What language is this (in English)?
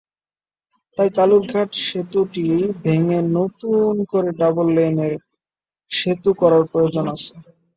Bangla